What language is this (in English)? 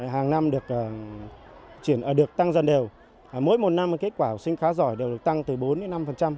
Vietnamese